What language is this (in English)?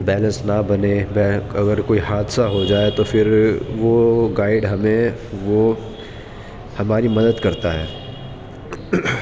Urdu